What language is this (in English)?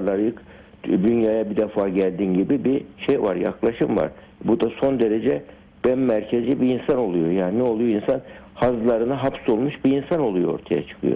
Turkish